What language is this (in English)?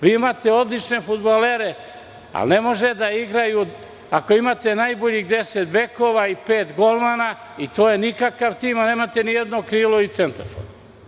Serbian